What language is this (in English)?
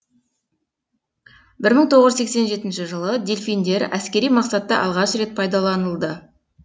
Kazakh